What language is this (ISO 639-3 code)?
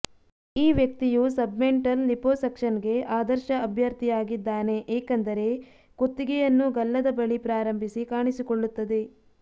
kan